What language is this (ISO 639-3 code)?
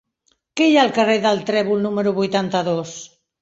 cat